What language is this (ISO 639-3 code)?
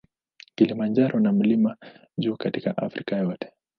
swa